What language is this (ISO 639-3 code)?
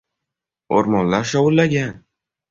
uzb